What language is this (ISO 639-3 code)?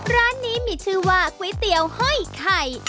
tha